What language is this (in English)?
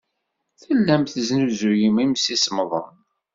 Kabyle